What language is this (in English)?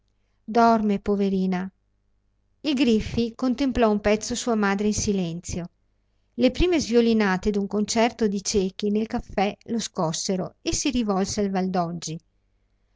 Italian